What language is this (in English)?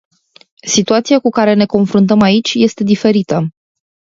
Romanian